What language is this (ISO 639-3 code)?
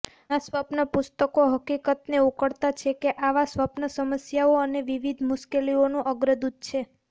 guj